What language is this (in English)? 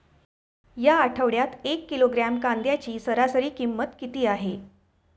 Marathi